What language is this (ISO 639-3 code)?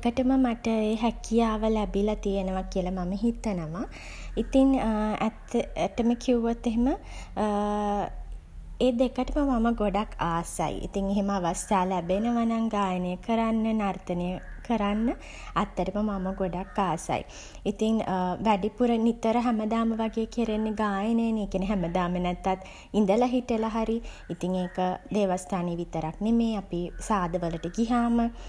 sin